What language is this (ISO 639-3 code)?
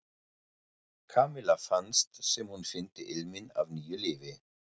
isl